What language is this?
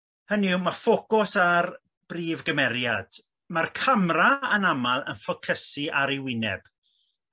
Welsh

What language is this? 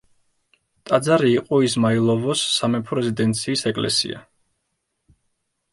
Georgian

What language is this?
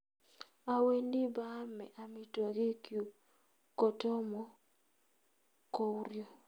Kalenjin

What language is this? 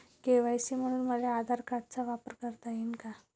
Marathi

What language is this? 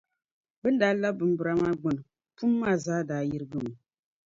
Dagbani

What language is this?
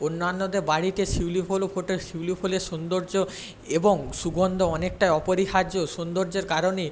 Bangla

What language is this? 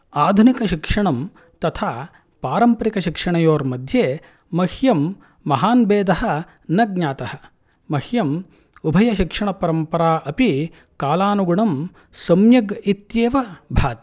Sanskrit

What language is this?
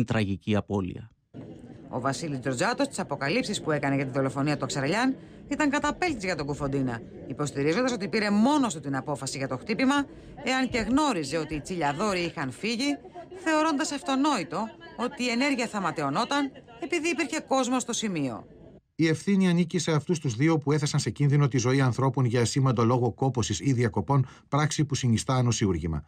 Greek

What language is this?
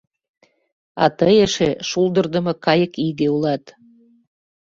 Mari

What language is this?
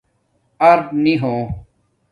Domaaki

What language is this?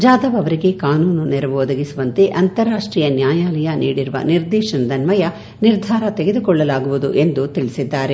Kannada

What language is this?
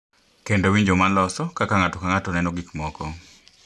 Luo (Kenya and Tanzania)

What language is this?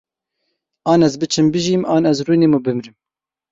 Kurdish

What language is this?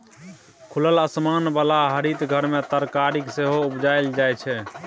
Maithili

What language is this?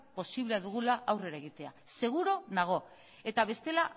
Basque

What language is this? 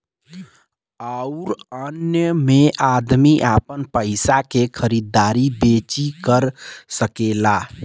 Bhojpuri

